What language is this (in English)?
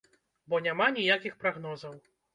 Belarusian